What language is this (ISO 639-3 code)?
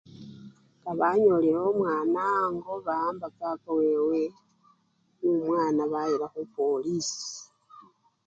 luy